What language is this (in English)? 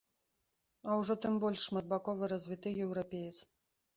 Belarusian